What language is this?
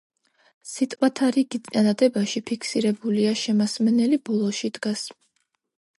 Georgian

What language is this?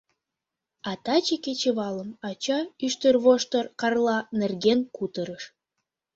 Mari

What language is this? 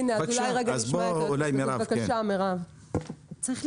Hebrew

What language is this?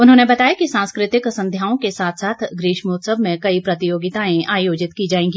Hindi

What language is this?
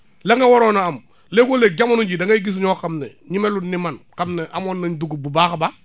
Wolof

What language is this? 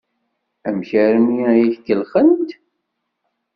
Kabyle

